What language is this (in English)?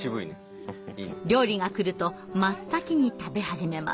Japanese